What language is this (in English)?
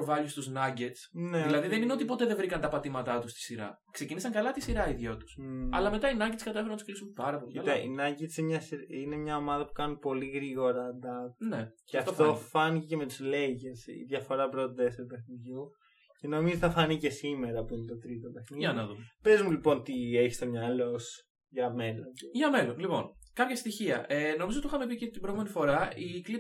Greek